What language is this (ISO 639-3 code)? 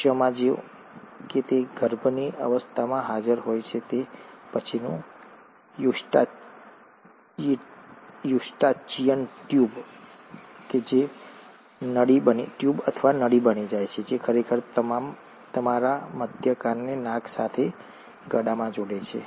guj